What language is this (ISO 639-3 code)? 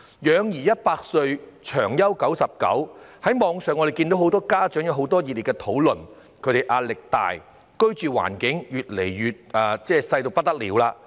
yue